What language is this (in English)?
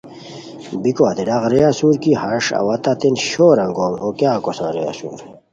Khowar